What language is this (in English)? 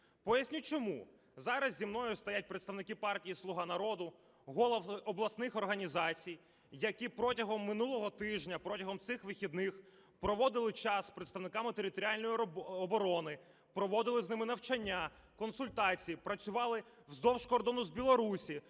Ukrainian